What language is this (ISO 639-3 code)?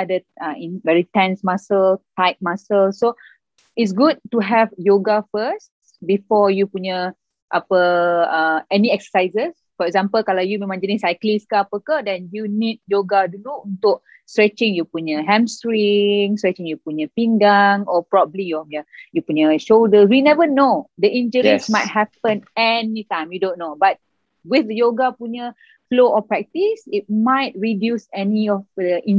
msa